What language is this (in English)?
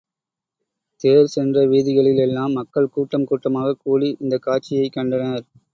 Tamil